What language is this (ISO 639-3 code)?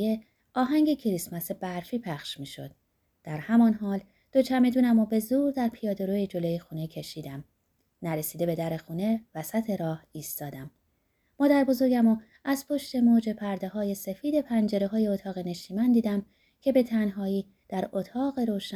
fas